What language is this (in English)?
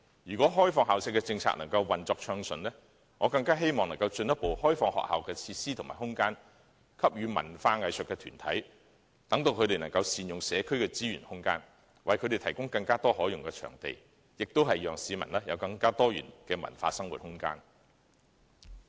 Cantonese